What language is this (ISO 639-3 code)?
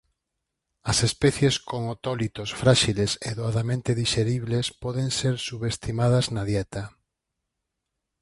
glg